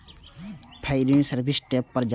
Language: Maithili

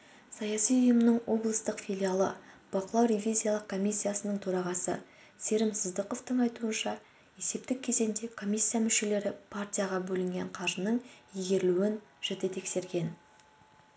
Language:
Kazakh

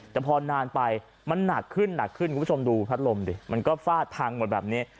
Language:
Thai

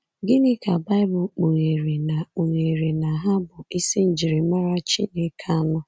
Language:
Igbo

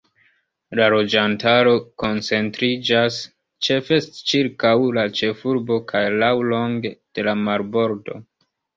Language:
Esperanto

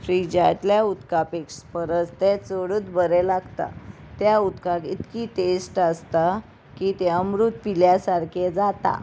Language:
Konkani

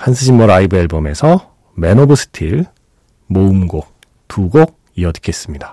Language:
Korean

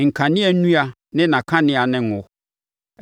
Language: Akan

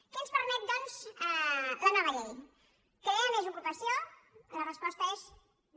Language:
Catalan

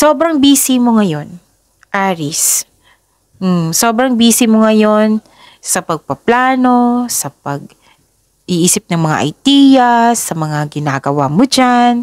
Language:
Filipino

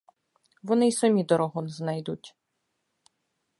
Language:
Ukrainian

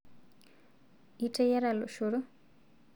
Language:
Masai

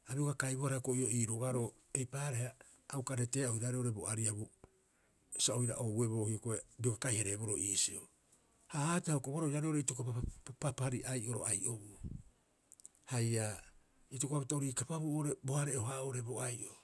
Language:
Rapoisi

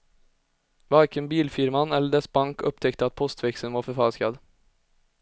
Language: Swedish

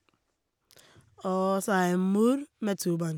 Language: Norwegian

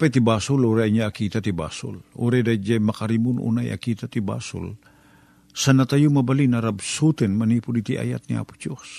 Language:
Filipino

